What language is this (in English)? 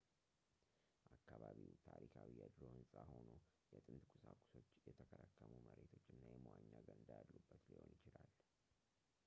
Amharic